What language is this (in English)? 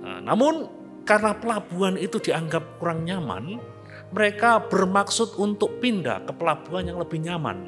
Indonesian